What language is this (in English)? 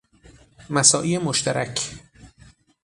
Persian